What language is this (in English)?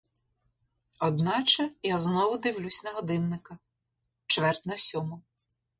Ukrainian